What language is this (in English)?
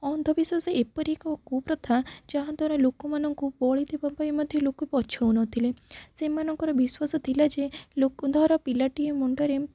Odia